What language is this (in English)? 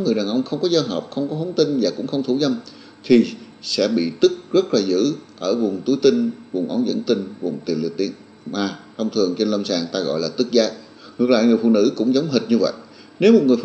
Vietnamese